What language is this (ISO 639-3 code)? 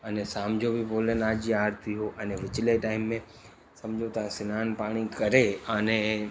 snd